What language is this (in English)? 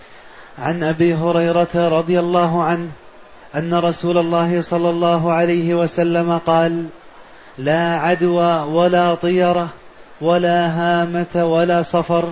Arabic